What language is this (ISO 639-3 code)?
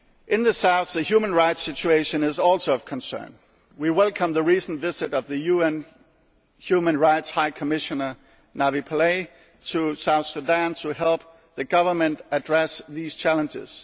eng